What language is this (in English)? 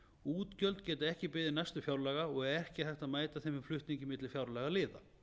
Icelandic